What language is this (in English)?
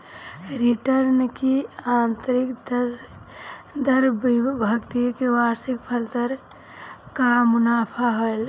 Bhojpuri